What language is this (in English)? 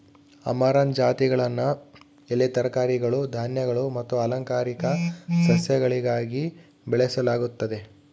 Kannada